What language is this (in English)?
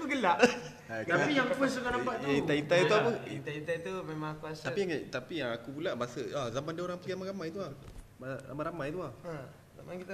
Malay